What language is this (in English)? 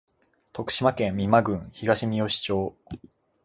Japanese